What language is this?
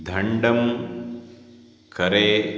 Sanskrit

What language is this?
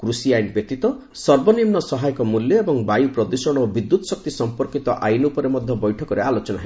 Odia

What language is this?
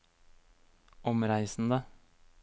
Norwegian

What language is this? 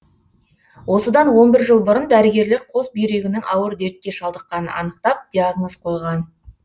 Kazakh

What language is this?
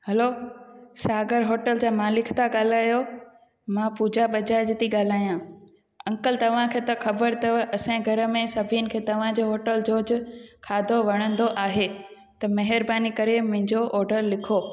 Sindhi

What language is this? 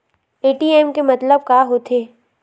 Chhattisgarhi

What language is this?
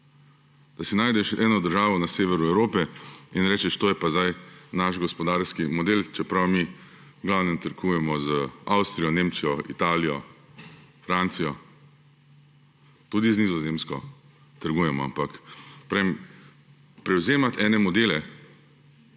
Slovenian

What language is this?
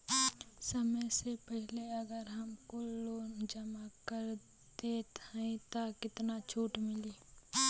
Bhojpuri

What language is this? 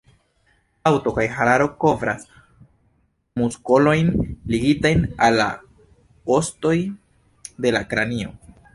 Esperanto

